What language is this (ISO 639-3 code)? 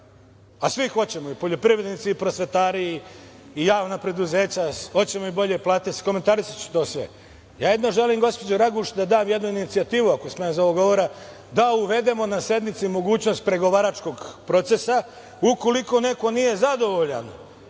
srp